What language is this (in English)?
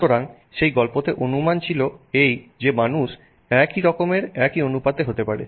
Bangla